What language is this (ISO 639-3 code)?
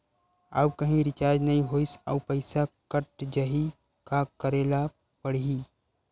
hne